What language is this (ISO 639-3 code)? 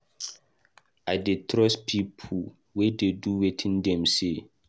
pcm